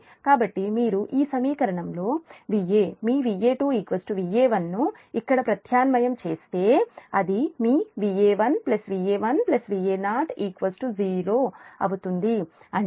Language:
Telugu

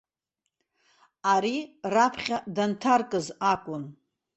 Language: Abkhazian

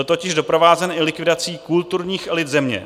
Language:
Czech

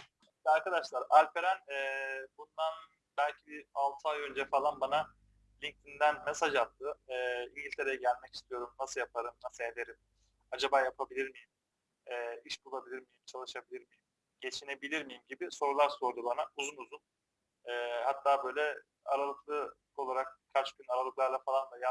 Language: Turkish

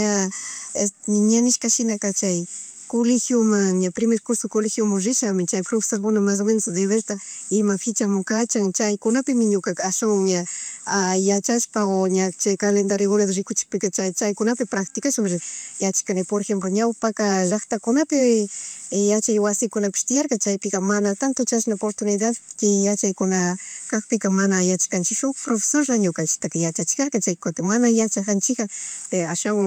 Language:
Chimborazo Highland Quichua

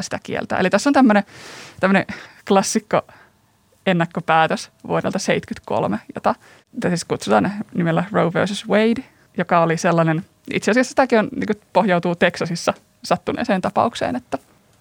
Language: Finnish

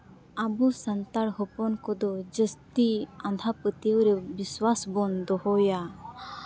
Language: Santali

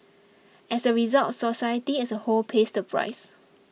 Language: English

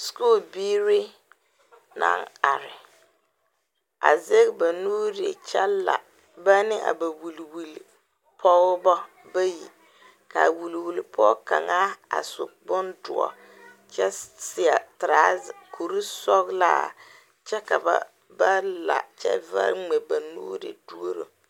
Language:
Southern Dagaare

